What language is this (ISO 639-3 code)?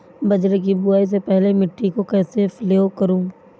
hin